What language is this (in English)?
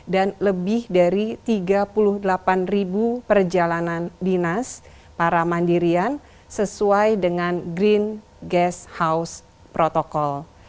Indonesian